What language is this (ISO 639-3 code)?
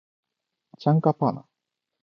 jpn